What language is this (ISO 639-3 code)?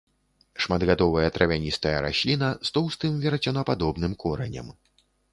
bel